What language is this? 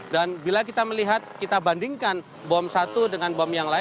Indonesian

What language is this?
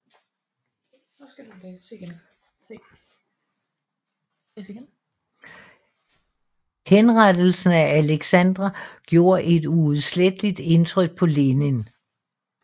Danish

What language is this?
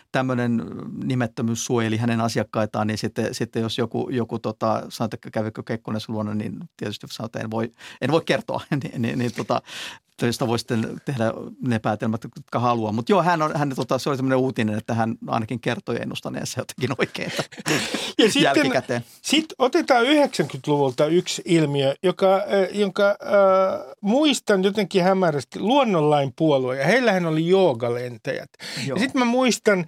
Finnish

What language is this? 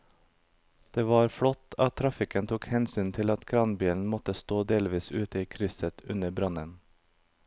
Norwegian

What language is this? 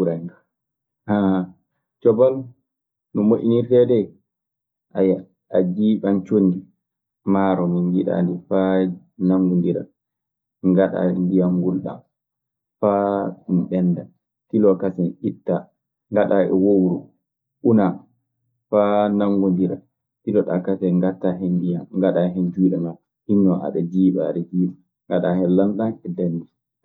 Maasina Fulfulde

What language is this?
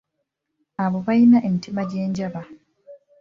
Ganda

